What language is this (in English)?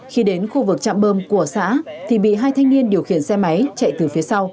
Vietnamese